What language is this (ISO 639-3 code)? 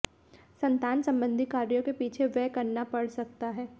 hin